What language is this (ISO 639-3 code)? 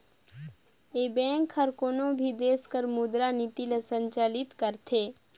hne